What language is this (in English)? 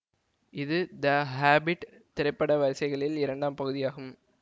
Tamil